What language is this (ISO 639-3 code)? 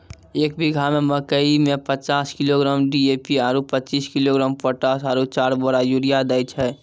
mai